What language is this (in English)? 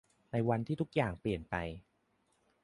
Thai